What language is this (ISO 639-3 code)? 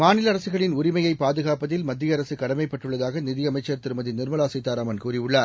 tam